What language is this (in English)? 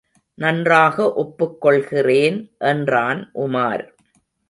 Tamil